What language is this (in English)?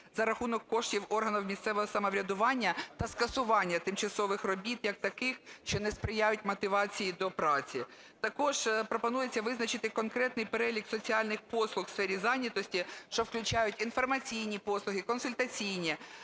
Ukrainian